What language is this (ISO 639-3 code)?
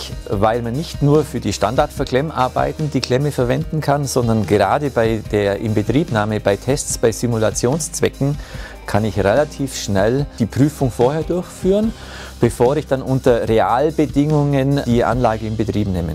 deu